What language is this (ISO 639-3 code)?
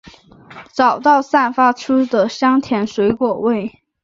zho